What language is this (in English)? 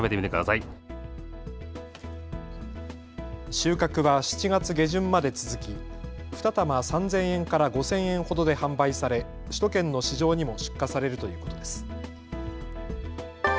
Japanese